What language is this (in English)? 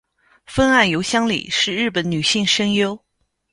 Chinese